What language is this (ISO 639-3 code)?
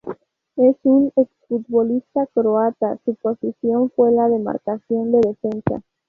spa